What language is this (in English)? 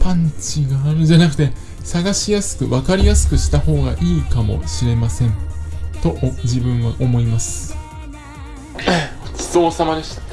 Japanese